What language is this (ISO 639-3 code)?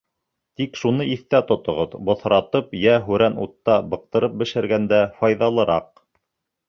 bak